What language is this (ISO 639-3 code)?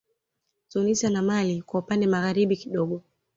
swa